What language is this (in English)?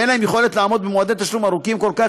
Hebrew